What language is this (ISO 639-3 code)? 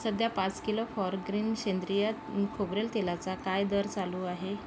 mar